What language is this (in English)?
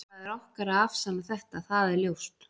Icelandic